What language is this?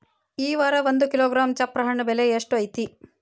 Kannada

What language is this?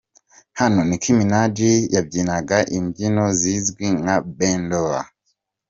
Kinyarwanda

